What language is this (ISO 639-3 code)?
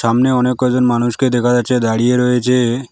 ben